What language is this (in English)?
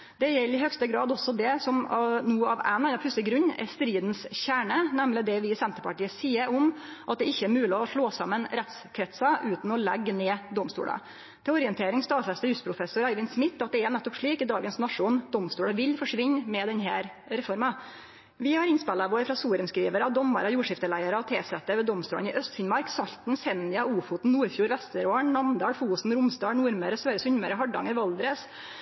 Norwegian Nynorsk